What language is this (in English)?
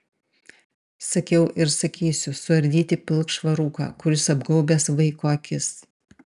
Lithuanian